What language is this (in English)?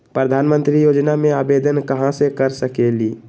Magahi